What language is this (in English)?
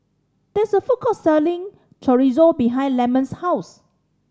English